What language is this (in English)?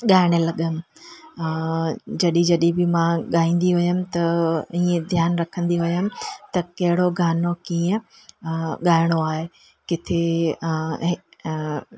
Sindhi